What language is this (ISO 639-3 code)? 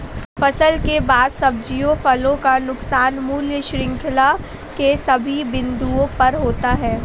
hin